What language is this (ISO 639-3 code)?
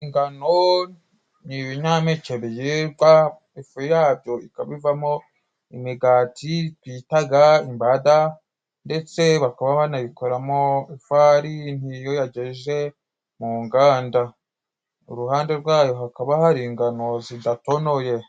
kin